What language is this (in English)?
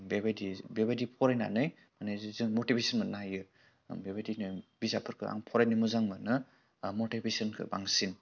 Bodo